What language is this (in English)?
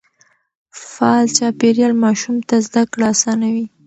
Pashto